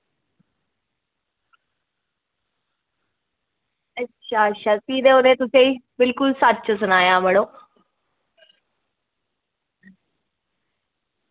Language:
Dogri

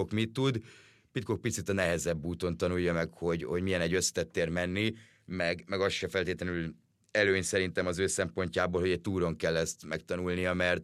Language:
Hungarian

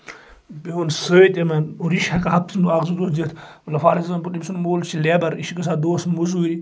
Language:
Kashmiri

